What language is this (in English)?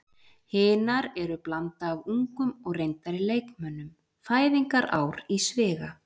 Icelandic